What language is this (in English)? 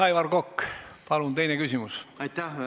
Estonian